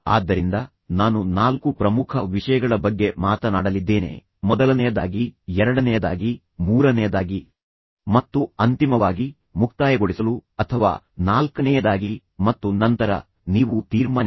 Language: Kannada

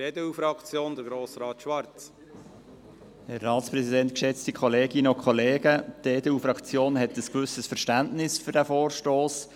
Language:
Swiss German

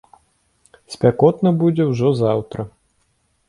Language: Belarusian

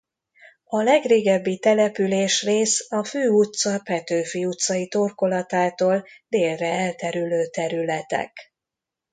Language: Hungarian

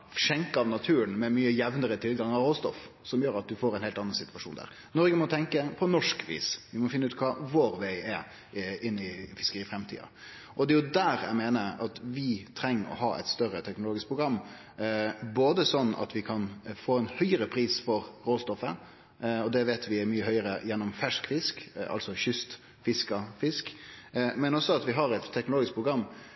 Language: Norwegian Nynorsk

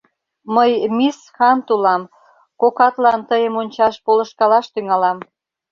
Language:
Mari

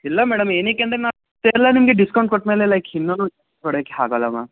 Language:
Kannada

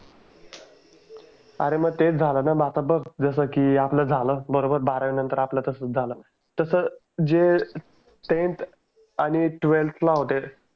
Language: Marathi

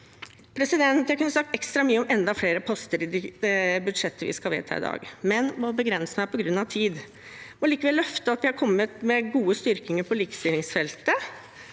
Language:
Norwegian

